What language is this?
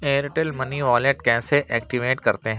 Urdu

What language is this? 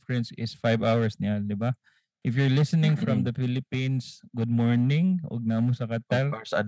Filipino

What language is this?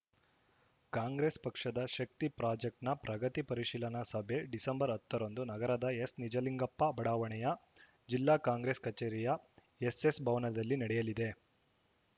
Kannada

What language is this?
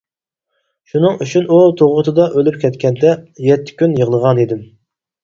Uyghur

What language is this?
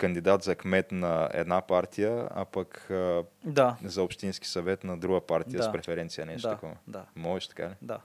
Bulgarian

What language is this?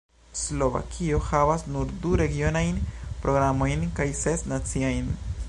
Esperanto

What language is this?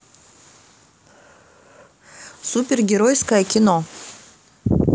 Russian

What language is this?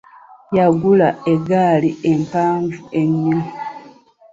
Ganda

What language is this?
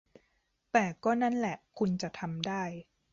Thai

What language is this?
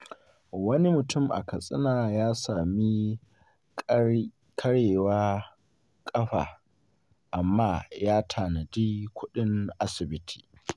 Hausa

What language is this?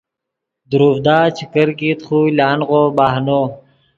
Yidgha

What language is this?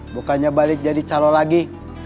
Indonesian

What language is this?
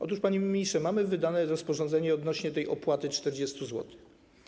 Polish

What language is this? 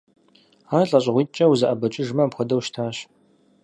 Kabardian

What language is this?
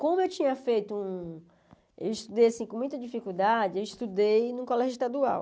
Portuguese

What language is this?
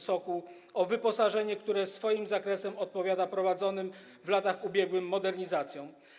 Polish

